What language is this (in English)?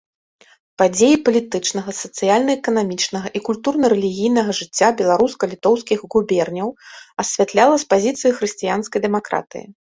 Belarusian